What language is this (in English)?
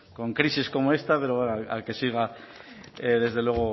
Spanish